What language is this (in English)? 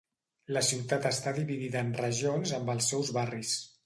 Catalan